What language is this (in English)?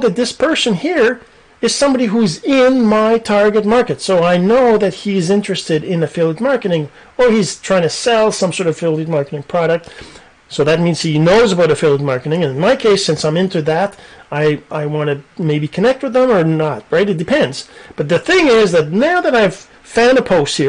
English